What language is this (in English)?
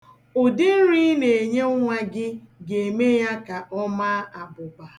Igbo